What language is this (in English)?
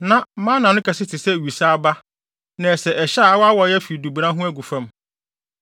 Akan